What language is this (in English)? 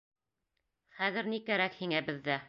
Bashkir